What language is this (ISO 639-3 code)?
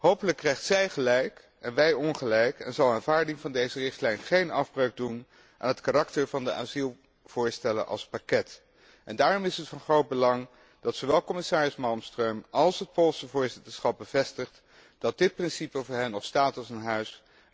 nld